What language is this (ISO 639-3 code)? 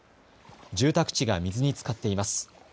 jpn